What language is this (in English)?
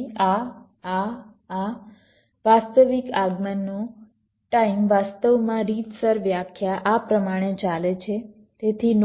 Gujarati